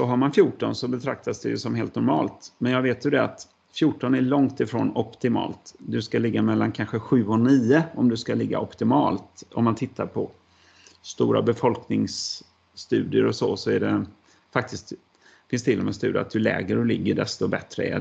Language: Swedish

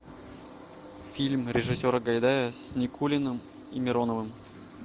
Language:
Russian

